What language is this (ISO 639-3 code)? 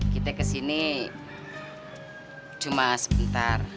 ind